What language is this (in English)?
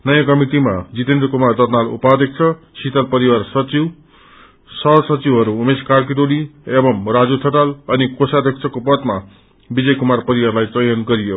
Nepali